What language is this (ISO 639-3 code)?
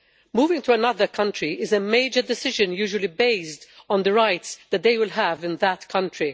eng